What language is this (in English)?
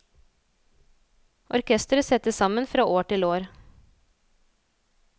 Norwegian